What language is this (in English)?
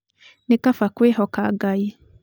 Kikuyu